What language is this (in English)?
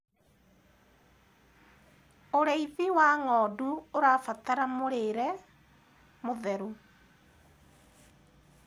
Kikuyu